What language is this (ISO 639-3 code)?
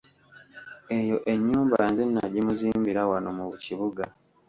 lug